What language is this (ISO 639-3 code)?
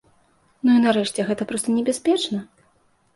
bel